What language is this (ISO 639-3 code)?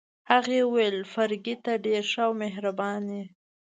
pus